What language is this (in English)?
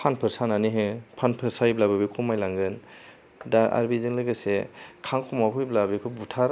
Bodo